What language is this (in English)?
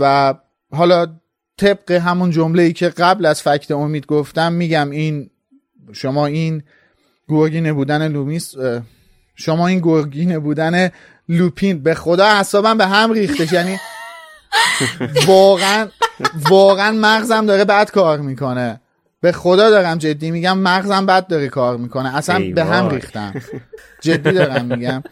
Persian